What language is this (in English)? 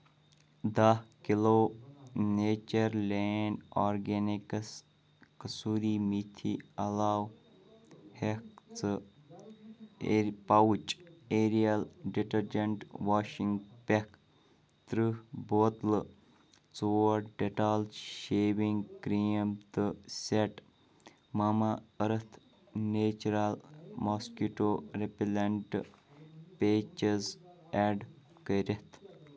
Kashmiri